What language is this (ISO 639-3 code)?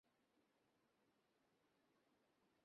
ben